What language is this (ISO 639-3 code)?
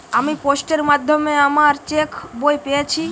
ben